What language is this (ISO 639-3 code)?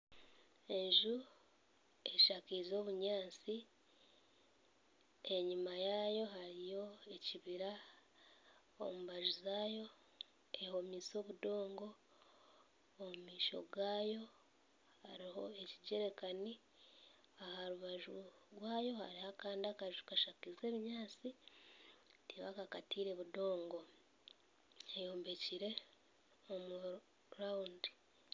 nyn